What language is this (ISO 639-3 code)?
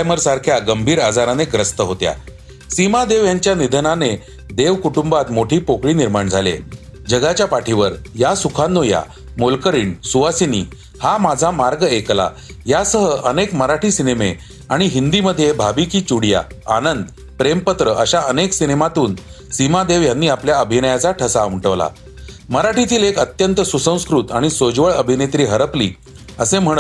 mar